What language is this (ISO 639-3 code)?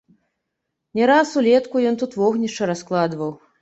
bel